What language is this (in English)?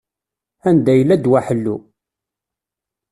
Kabyle